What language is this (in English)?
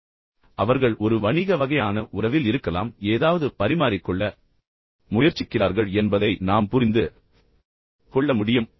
Tamil